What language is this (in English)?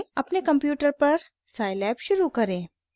Hindi